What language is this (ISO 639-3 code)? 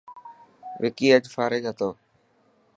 mki